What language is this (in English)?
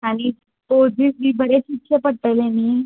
Konkani